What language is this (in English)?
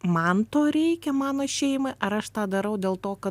Lithuanian